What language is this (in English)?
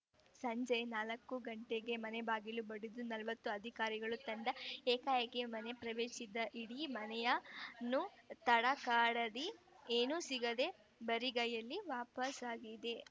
Kannada